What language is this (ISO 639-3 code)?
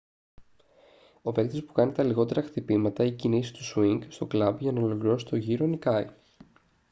ell